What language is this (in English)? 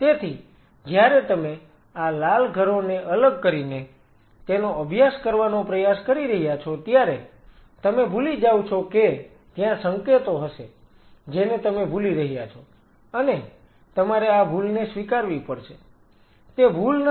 Gujarati